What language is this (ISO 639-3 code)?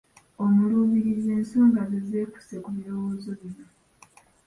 lug